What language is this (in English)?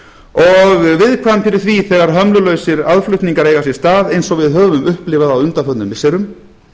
Icelandic